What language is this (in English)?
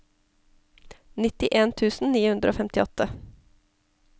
Norwegian